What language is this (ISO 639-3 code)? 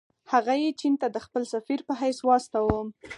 pus